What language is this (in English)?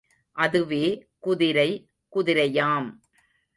Tamil